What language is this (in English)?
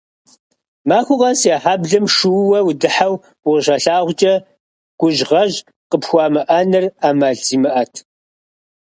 Kabardian